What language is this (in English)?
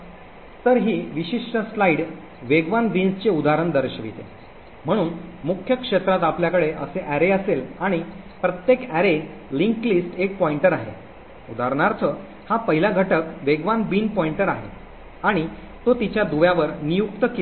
Marathi